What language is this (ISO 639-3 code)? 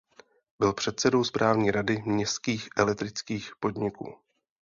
ces